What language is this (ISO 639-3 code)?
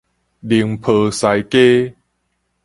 nan